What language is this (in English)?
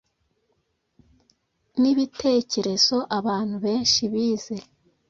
Kinyarwanda